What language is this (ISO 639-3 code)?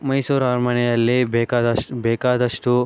kan